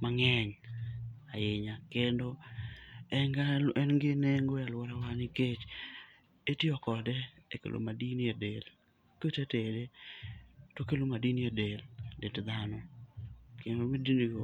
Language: Luo (Kenya and Tanzania)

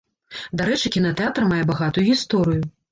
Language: Belarusian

